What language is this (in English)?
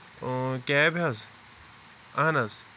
Kashmiri